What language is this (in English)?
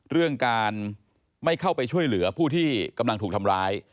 Thai